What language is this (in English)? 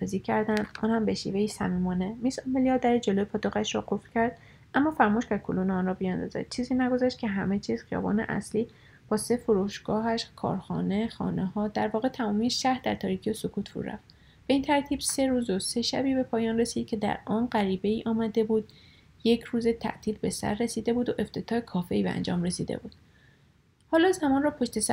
Persian